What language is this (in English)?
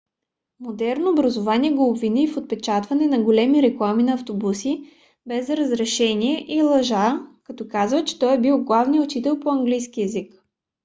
Bulgarian